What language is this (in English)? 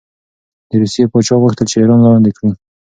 Pashto